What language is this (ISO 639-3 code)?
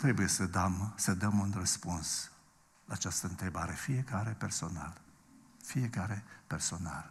ron